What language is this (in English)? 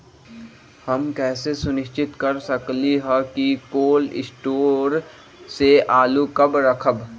Magahi